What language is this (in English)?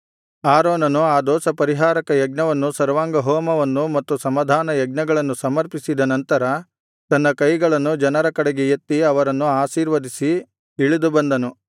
Kannada